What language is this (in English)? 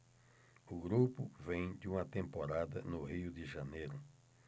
Portuguese